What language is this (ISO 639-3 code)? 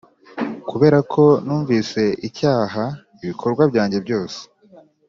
kin